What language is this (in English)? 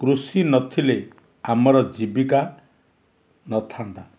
Odia